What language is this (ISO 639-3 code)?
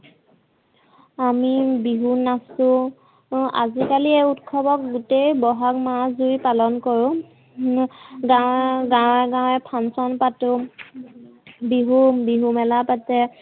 asm